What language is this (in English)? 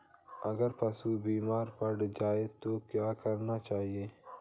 Hindi